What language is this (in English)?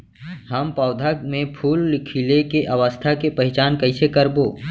Chhattisgarhi